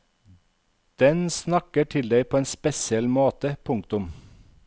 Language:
Norwegian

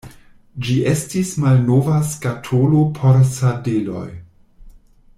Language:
Esperanto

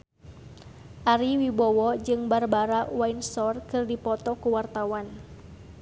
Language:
Sundanese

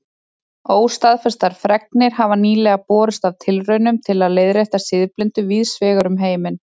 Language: Icelandic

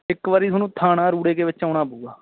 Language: Punjabi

